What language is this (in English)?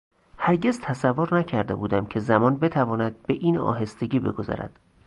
Persian